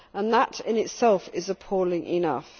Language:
English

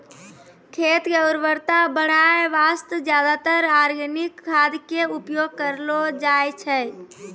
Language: Maithili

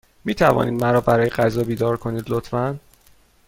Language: Persian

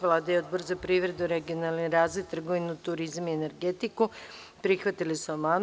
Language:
Serbian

